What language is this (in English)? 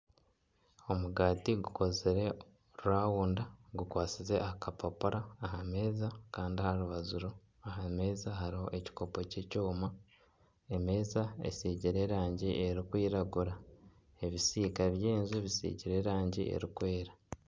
Nyankole